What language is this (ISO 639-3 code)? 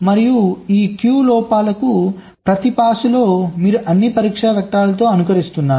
tel